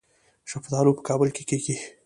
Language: Pashto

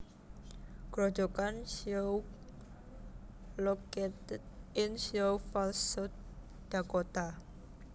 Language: Javanese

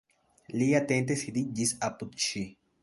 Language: Esperanto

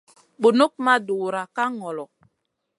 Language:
Masana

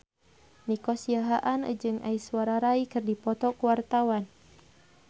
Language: Sundanese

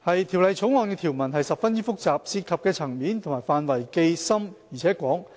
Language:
Cantonese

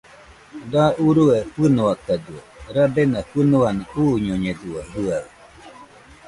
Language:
Nüpode Huitoto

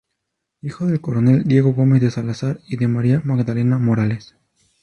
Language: Spanish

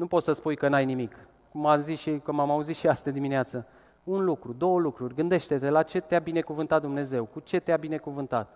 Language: Romanian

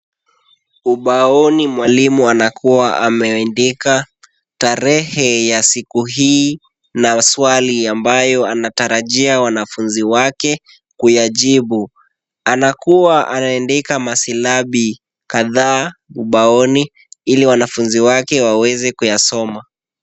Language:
Swahili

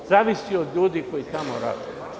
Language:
Serbian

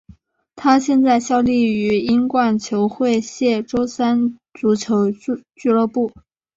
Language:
Chinese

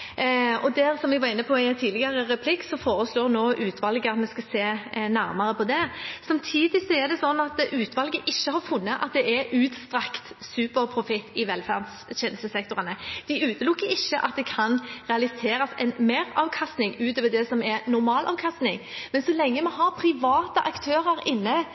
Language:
Norwegian Bokmål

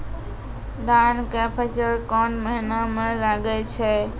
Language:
Maithili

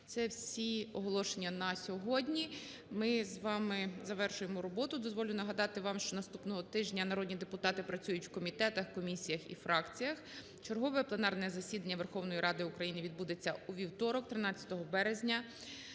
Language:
Ukrainian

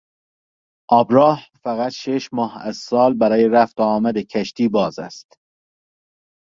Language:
Persian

